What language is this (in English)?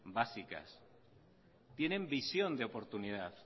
Spanish